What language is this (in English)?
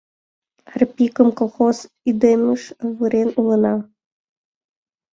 Mari